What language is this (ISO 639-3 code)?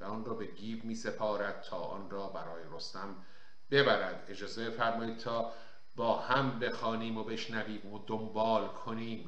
fas